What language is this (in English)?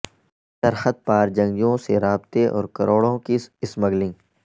Urdu